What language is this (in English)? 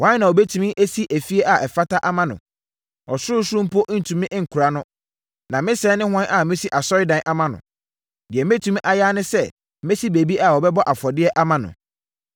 Akan